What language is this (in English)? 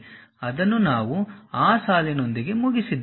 Kannada